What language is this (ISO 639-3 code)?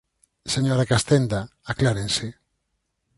glg